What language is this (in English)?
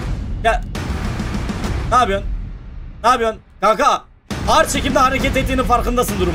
Turkish